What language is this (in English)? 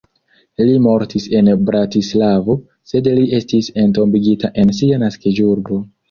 Esperanto